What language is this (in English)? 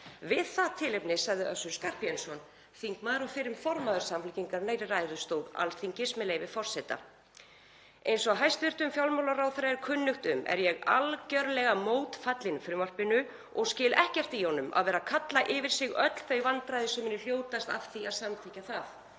Icelandic